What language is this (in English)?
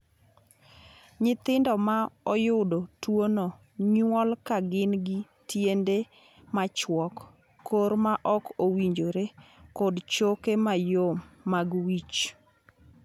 Luo (Kenya and Tanzania)